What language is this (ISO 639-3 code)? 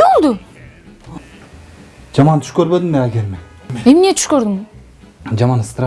tur